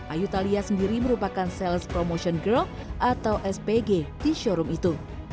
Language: Indonesian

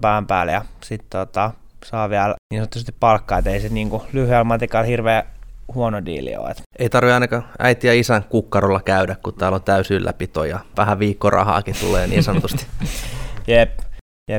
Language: Finnish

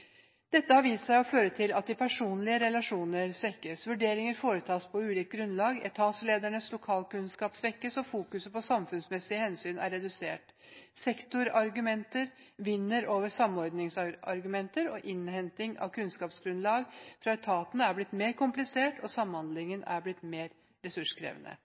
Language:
Norwegian Bokmål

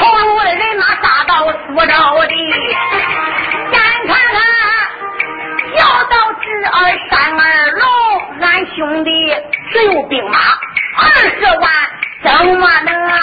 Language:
Chinese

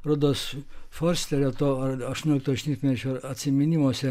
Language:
Lithuanian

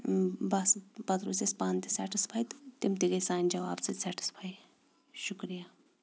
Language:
Kashmiri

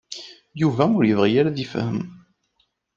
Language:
Kabyle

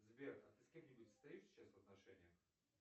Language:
Russian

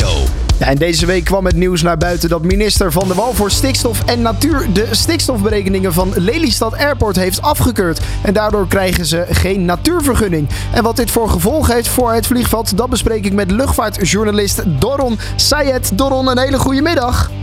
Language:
Dutch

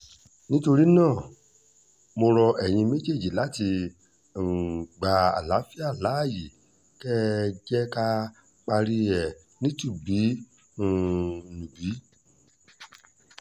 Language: Yoruba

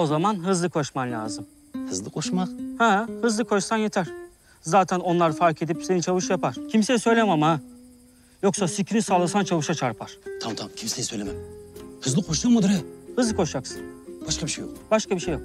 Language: Turkish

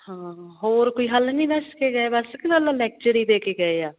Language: Punjabi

